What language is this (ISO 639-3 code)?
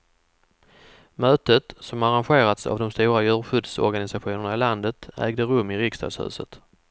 swe